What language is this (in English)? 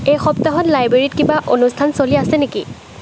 Assamese